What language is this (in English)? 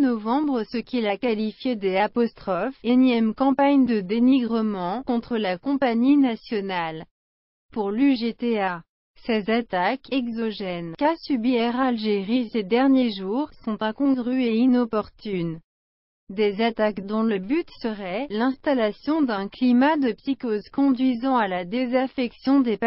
French